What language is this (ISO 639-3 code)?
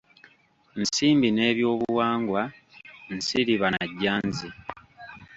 lug